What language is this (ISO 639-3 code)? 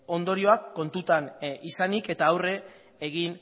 eus